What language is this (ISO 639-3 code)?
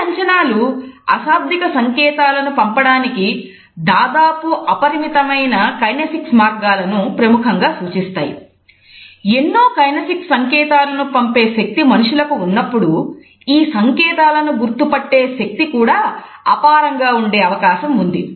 tel